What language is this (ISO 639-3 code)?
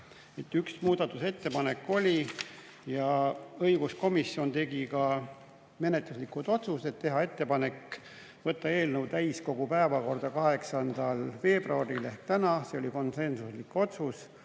est